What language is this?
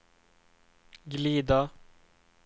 Swedish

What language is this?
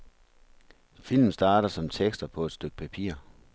Danish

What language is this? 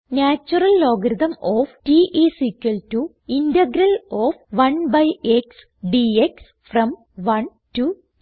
Malayalam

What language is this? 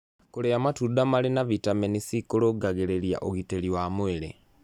Kikuyu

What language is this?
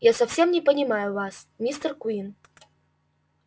Russian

